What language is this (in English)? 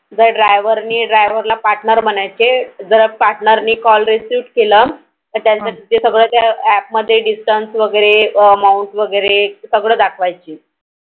Marathi